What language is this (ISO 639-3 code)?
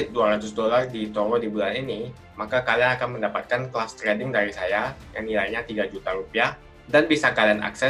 ind